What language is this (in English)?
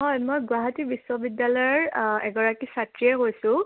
Assamese